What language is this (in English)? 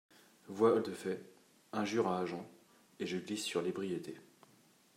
French